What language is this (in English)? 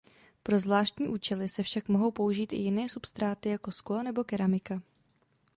Czech